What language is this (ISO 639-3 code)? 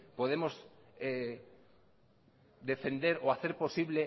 spa